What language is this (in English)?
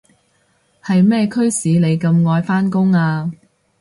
Cantonese